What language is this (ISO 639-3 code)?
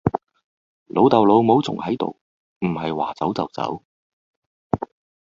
yue